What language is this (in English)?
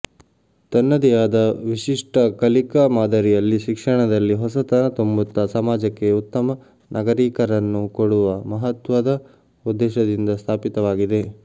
Kannada